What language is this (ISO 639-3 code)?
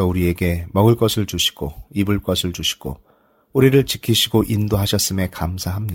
kor